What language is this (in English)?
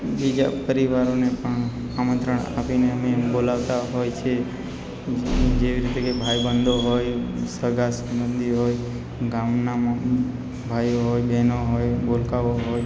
Gujarati